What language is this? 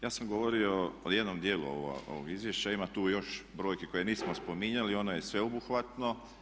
Croatian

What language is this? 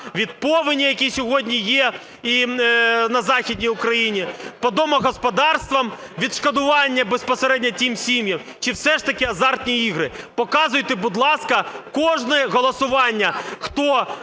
Ukrainian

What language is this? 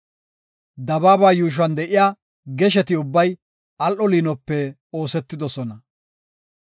Gofa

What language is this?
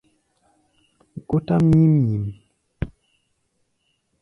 Gbaya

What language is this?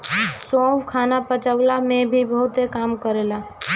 Bhojpuri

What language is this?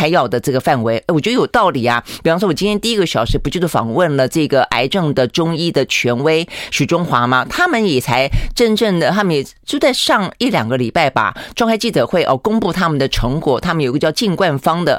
Chinese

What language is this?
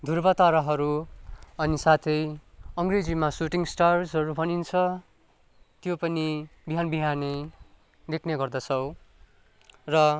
Nepali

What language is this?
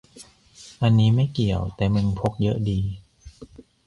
Thai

